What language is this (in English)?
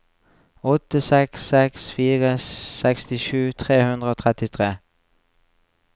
Norwegian